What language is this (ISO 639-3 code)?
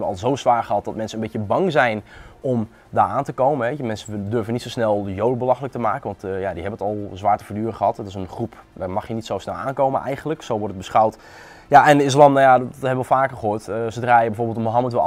nld